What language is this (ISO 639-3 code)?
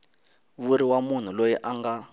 tso